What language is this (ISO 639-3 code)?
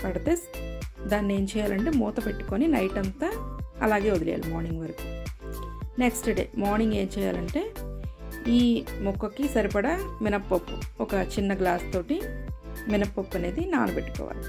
tel